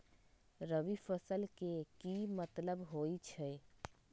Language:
Magahi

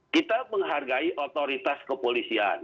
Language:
Indonesian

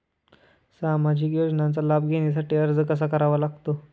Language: Marathi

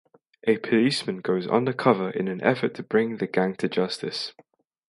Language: English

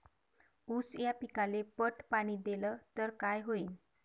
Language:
Marathi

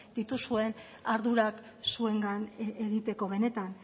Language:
Basque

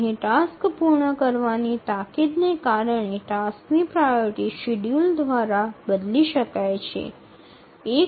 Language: Bangla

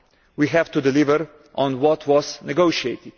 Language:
English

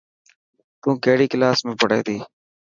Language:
Dhatki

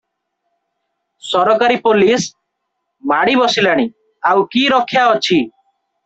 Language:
Odia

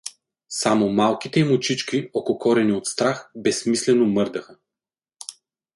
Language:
Bulgarian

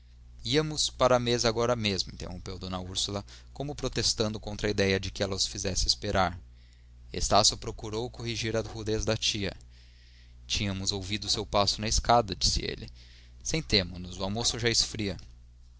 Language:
Portuguese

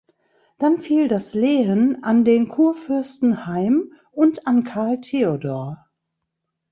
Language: German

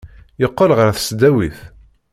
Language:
Kabyle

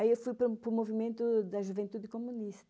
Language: Portuguese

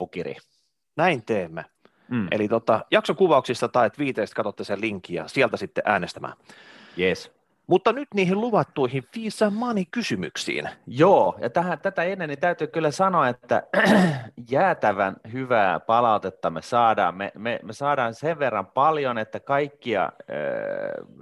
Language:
Finnish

